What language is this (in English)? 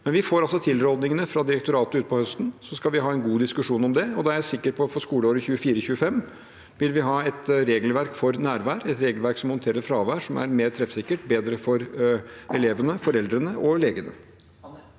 Norwegian